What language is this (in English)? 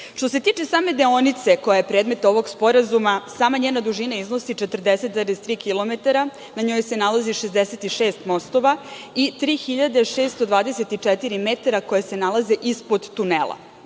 Serbian